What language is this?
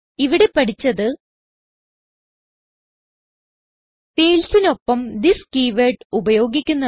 Malayalam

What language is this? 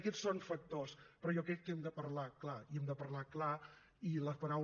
Catalan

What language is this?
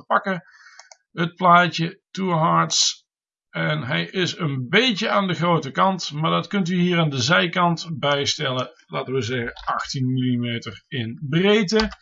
Dutch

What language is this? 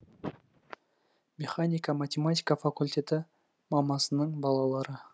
Kazakh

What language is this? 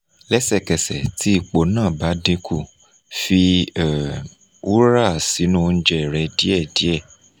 Yoruba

